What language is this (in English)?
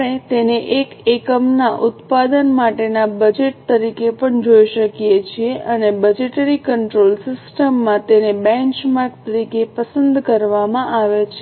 Gujarati